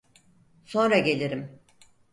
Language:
Turkish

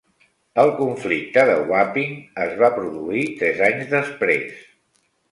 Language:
Catalan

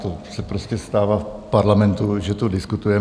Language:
Czech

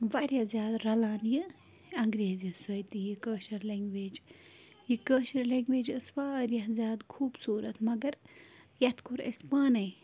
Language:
Kashmiri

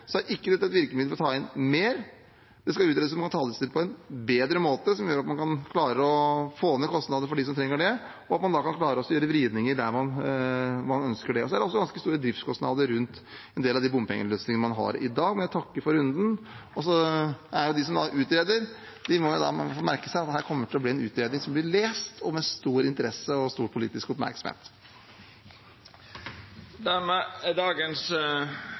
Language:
Norwegian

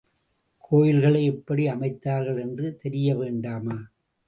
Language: Tamil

